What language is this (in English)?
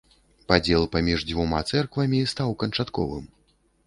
Belarusian